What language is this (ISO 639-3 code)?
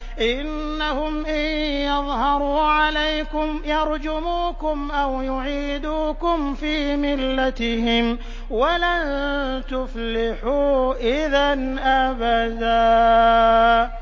ara